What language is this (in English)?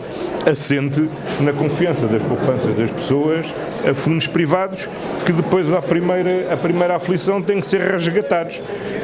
Portuguese